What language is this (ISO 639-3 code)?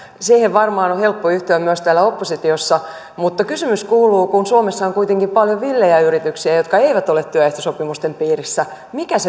fin